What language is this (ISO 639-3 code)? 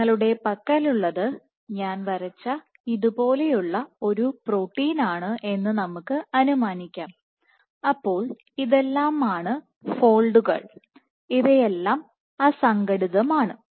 mal